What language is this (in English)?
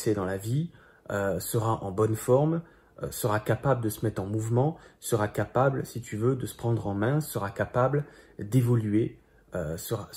French